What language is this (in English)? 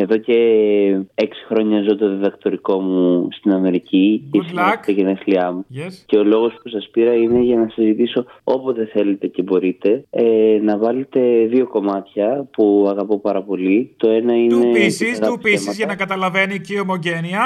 Greek